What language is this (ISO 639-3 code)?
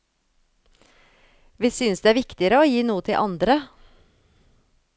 nor